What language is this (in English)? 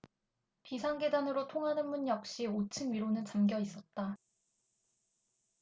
Korean